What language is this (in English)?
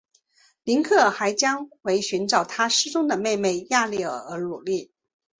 Chinese